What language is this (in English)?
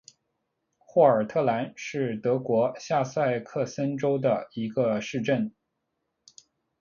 Chinese